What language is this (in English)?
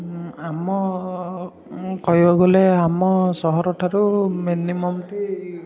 Odia